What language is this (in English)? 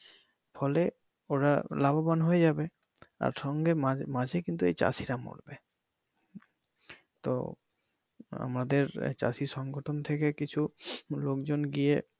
Bangla